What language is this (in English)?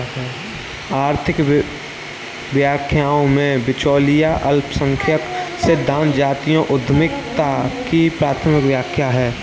Hindi